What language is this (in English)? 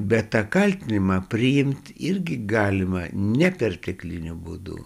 Lithuanian